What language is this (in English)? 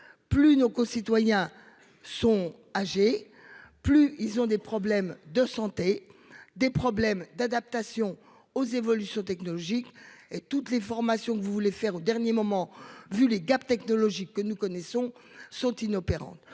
French